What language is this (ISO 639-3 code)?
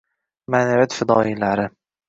uzb